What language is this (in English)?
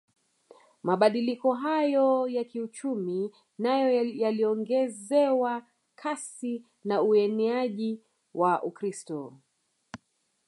Swahili